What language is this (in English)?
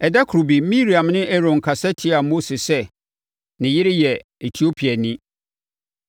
Akan